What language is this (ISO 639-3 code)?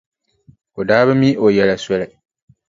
dag